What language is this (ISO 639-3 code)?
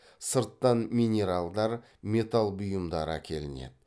kaz